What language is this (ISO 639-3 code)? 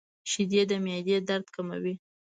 pus